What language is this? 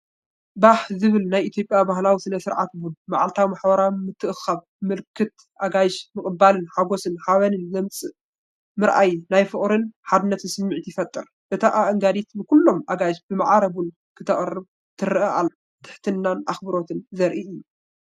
Tigrinya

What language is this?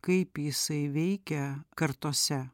Lithuanian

